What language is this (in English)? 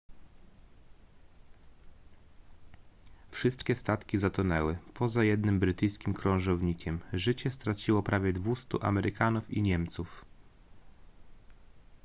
Polish